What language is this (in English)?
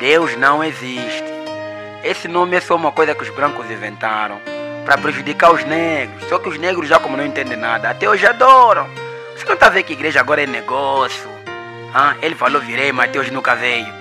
Portuguese